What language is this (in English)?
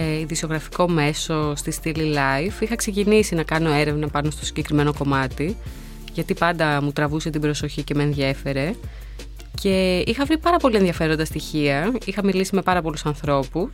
Greek